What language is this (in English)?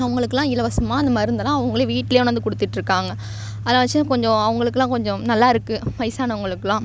Tamil